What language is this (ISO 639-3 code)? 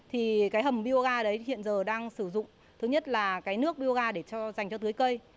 vie